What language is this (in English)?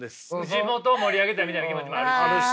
Japanese